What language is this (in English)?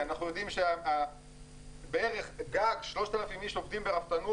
Hebrew